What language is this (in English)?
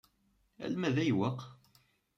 Kabyle